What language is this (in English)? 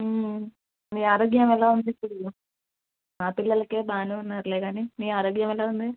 Telugu